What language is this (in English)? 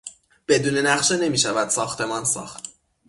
Persian